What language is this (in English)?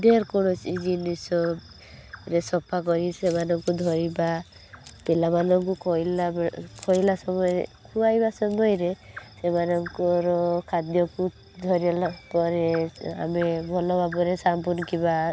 Odia